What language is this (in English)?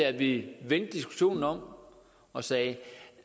Danish